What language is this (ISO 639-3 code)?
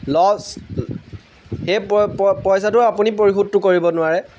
asm